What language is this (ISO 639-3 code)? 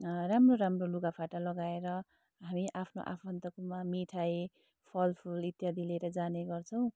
nep